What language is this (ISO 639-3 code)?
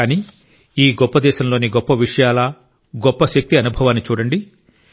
tel